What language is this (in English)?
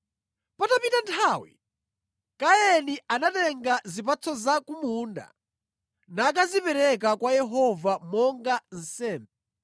Nyanja